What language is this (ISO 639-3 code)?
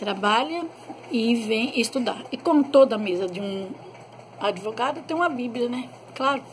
por